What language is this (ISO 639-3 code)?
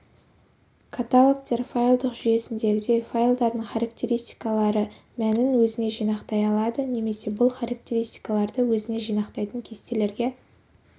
kaz